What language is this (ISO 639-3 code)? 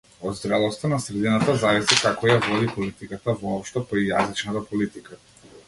mkd